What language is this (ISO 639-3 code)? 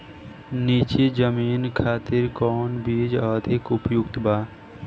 bho